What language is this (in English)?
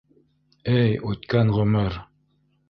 Bashkir